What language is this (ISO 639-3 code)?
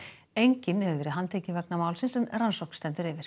isl